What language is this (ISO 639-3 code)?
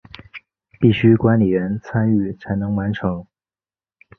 zho